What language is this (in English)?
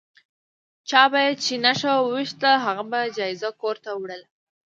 Pashto